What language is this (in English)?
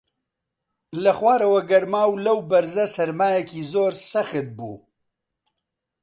Central Kurdish